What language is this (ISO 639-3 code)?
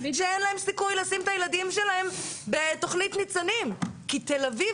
heb